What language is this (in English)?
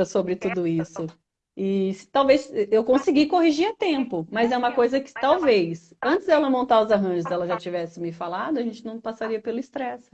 Portuguese